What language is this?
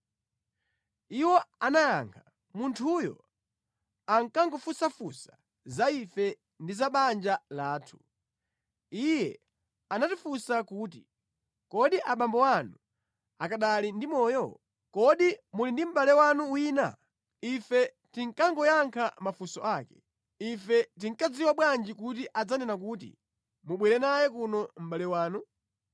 Nyanja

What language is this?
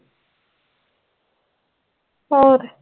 Punjabi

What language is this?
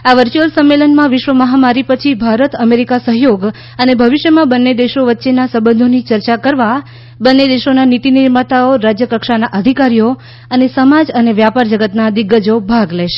Gujarati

